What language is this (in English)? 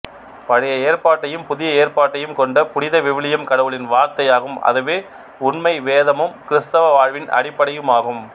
Tamil